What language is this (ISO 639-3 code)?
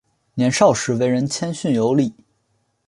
zho